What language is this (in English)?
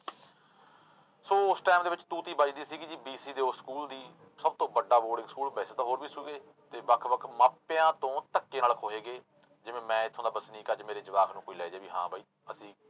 Punjabi